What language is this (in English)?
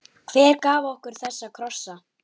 Icelandic